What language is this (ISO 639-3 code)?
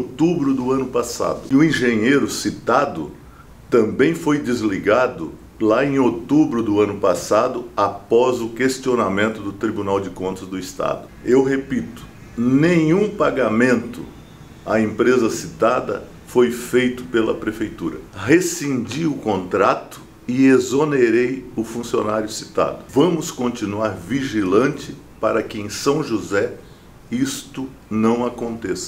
por